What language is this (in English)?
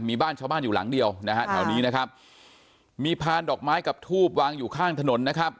Thai